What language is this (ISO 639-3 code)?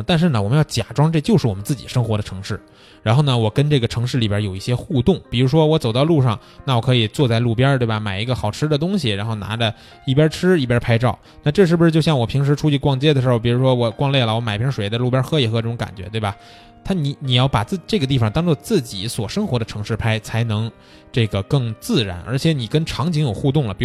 zho